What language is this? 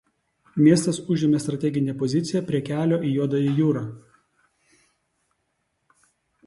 Lithuanian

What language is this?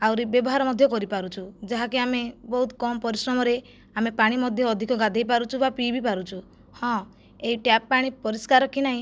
Odia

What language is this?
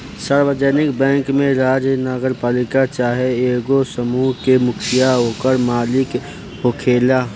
Bhojpuri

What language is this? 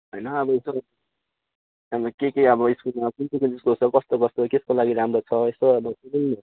Nepali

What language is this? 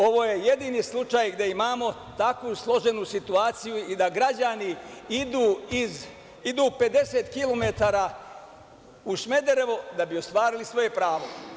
Serbian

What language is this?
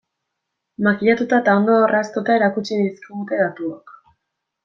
Basque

